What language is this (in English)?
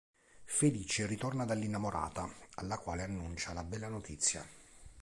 Italian